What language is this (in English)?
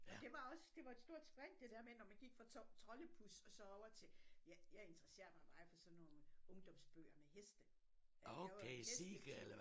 Danish